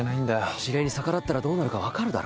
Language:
Japanese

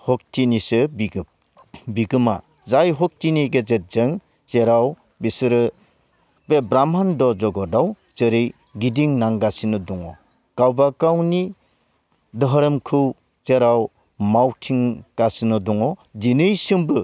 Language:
Bodo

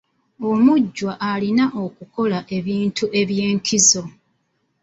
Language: Ganda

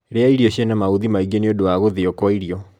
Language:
Kikuyu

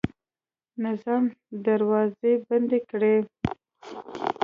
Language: Pashto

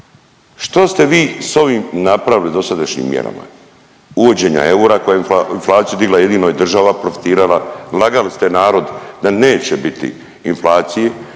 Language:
Croatian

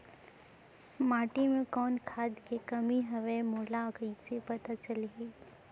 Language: Chhattisgarhi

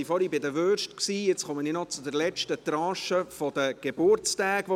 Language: Swiss German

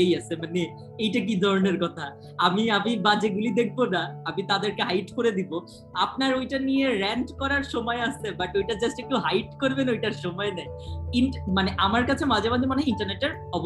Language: Bangla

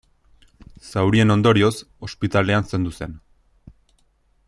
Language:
Basque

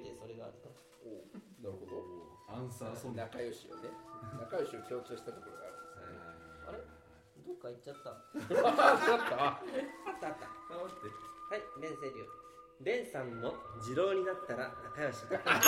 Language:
Japanese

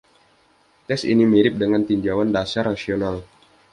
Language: Indonesian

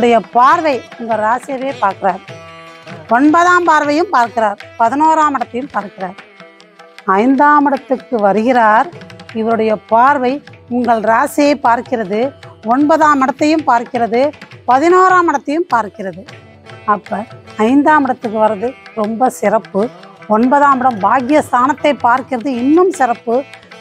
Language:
Tamil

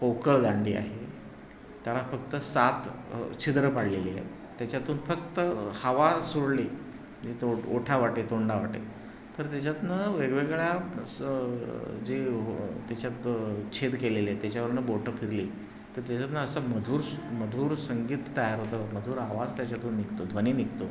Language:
Marathi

